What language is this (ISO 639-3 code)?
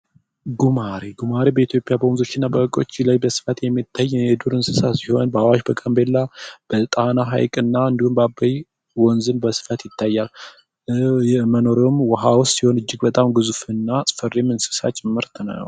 amh